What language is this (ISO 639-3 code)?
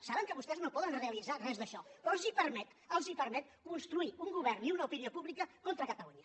cat